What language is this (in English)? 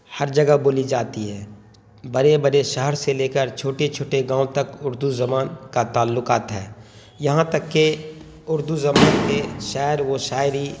Urdu